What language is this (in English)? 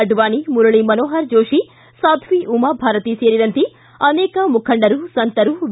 Kannada